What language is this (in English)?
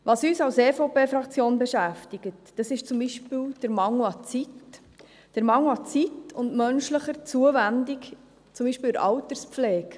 Swiss German